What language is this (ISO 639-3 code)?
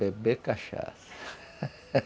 por